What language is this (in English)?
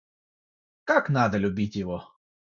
Russian